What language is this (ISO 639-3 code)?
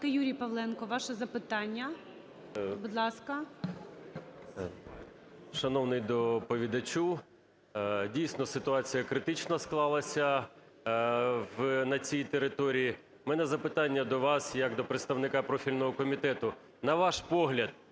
ukr